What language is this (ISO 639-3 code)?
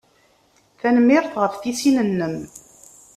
kab